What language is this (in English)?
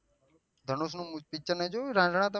Gujarati